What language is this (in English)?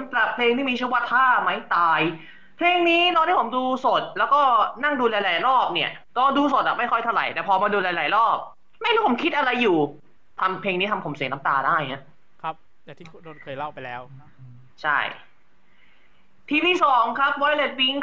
Thai